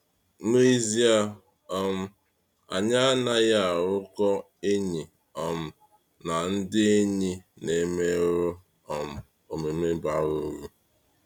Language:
Igbo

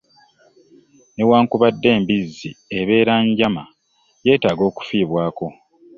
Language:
Ganda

